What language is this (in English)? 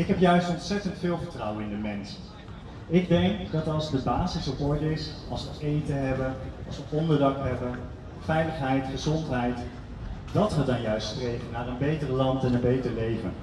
Dutch